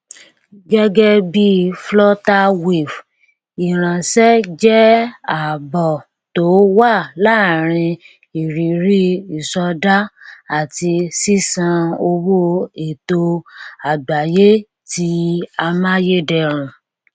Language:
Yoruba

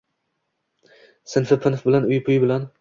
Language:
Uzbek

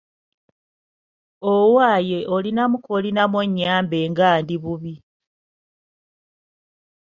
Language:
Ganda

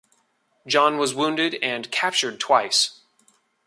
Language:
English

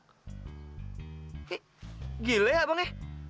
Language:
Indonesian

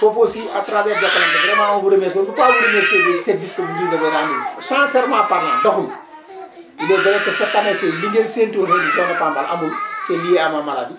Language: Wolof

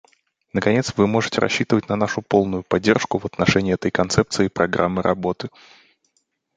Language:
Russian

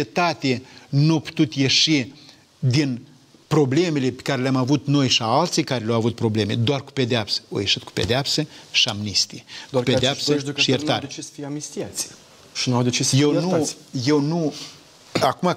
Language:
Romanian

